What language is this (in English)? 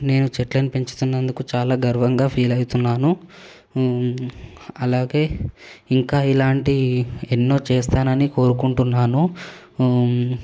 Telugu